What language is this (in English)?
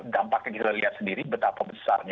Indonesian